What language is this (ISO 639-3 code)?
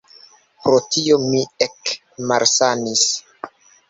epo